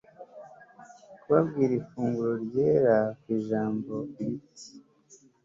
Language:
Kinyarwanda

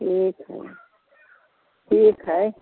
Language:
Maithili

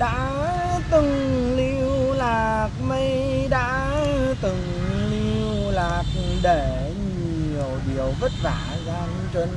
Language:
Vietnamese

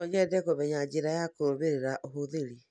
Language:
Kikuyu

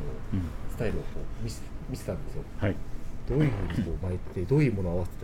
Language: Japanese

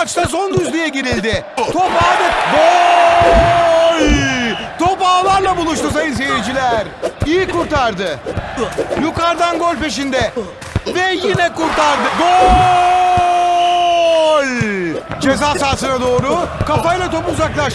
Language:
Turkish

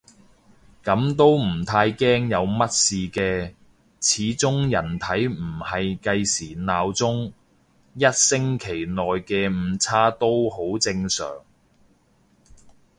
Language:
Cantonese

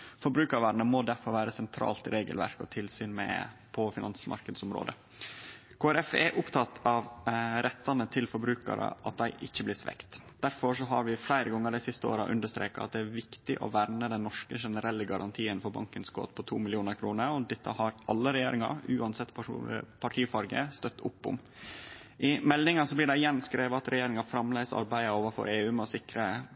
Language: Norwegian Nynorsk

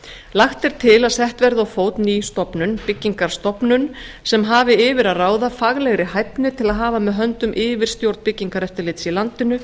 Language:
Icelandic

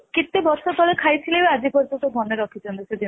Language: Odia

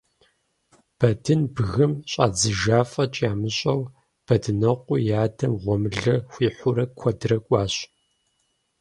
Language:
Kabardian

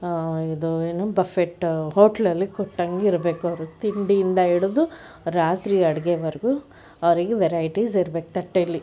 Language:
Kannada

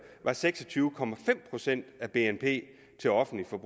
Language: Danish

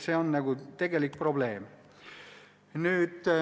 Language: Estonian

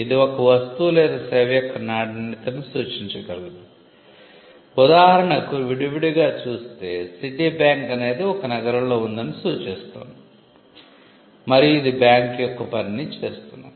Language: Telugu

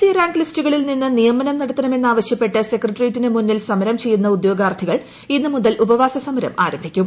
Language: Malayalam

